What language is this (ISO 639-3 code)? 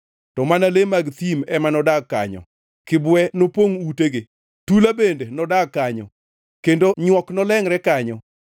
luo